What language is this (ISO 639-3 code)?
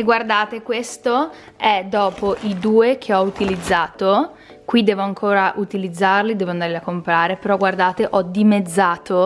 ita